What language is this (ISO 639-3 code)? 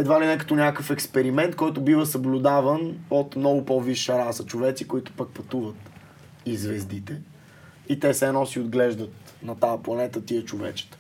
bul